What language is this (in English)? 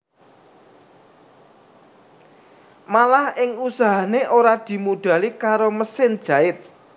Javanese